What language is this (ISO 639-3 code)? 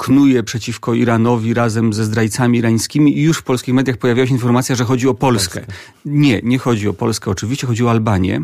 pol